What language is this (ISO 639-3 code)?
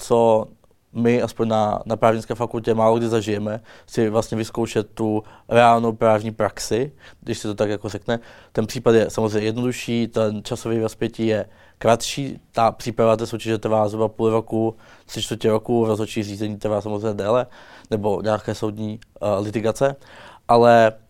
ces